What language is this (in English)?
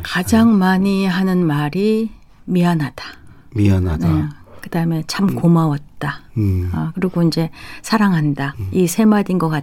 Korean